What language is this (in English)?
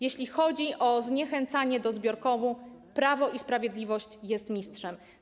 Polish